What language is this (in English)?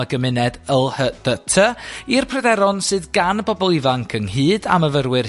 Welsh